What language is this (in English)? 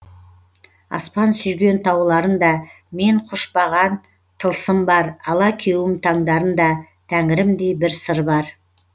Kazakh